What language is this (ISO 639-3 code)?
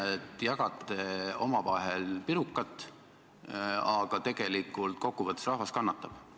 est